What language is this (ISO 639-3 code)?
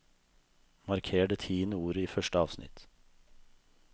nor